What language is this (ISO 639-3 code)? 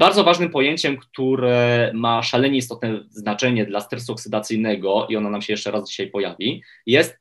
pol